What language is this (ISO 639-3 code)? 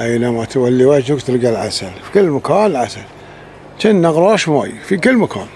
ara